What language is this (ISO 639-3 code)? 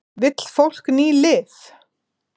isl